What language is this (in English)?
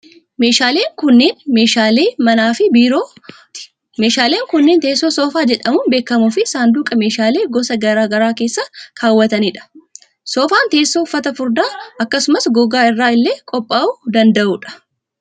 Oromo